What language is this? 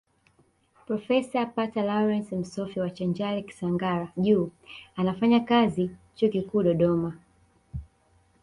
Swahili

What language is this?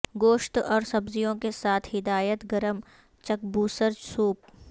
Urdu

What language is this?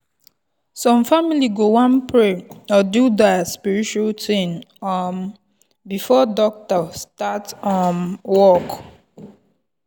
Nigerian Pidgin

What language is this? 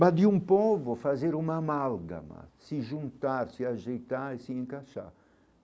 Portuguese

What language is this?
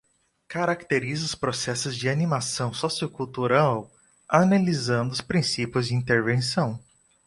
Portuguese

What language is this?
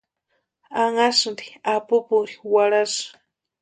Western Highland Purepecha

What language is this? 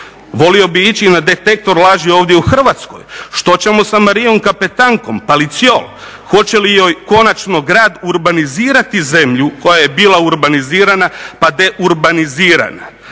Croatian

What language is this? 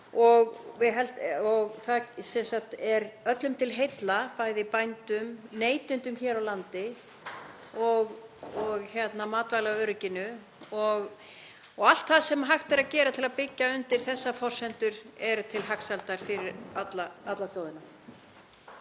Icelandic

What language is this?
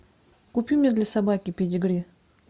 Russian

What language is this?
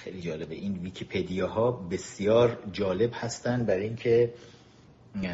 Persian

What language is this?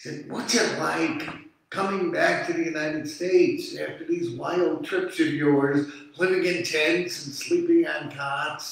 English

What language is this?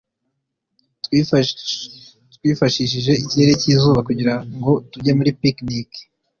Kinyarwanda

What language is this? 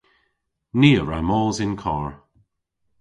Cornish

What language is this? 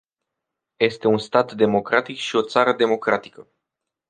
Romanian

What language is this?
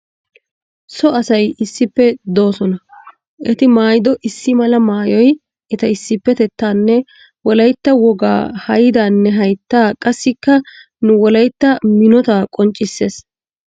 Wolaytta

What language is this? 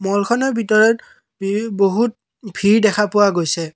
Assamese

